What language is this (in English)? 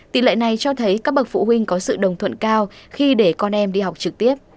Vietnamese